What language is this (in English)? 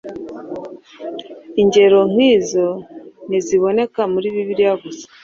Kinyarwanda